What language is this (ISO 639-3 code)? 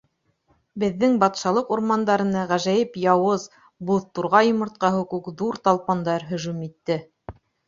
bak